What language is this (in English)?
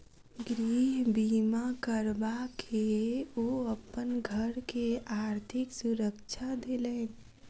Maithili